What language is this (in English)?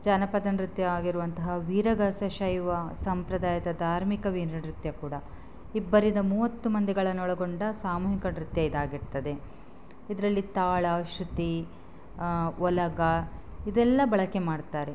Kannada